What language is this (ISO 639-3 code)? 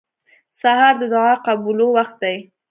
pus